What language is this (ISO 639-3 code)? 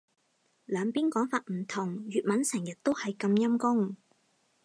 yue